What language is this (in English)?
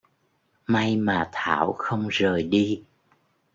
Vietnamese